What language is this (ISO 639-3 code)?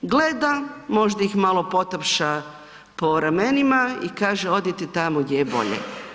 hrv